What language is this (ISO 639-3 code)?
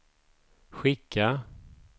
swe